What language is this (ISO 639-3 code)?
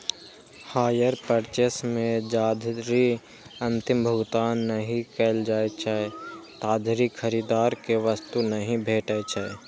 mai